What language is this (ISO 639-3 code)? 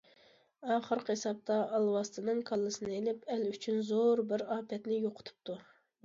uig